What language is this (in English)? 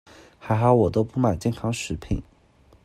Chinese